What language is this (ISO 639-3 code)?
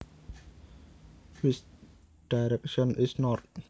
jav